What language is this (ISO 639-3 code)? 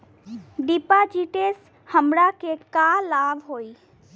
bho